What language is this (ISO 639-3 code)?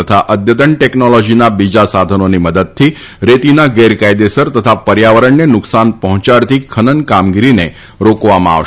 guj